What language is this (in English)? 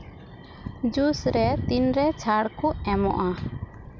Santali